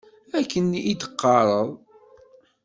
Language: Kabyle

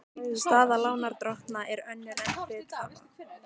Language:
Icelandic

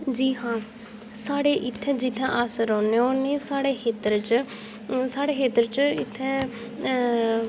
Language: Dogri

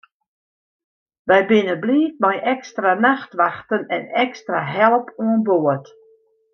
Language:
Western Frisian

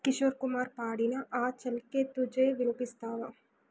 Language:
Telugu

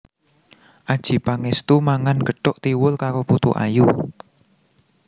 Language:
Javanese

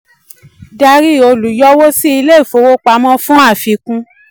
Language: Yoruba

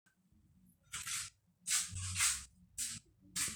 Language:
Masai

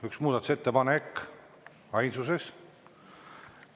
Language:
Estonian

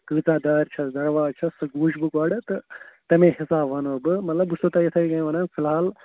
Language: Kashmiri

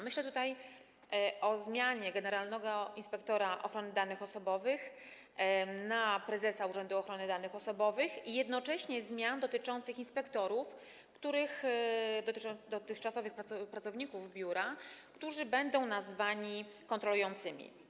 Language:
Polish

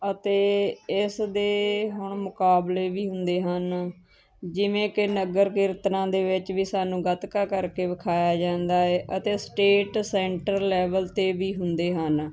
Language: Punjabi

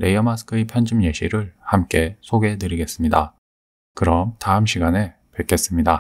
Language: Korean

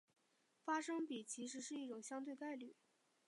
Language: Chinese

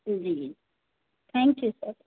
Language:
Sindhi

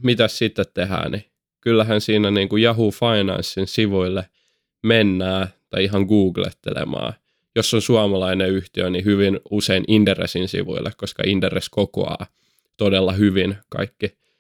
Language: Finnish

